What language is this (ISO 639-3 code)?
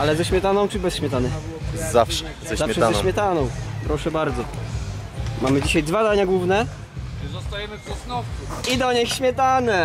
pol